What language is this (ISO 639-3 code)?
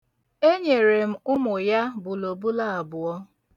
ibo